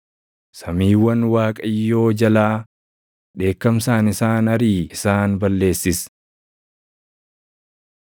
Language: Oromo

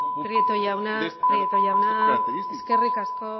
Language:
Basque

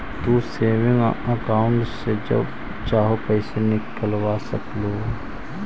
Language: Magahi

